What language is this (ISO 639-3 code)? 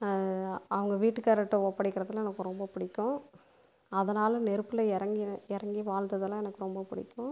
tam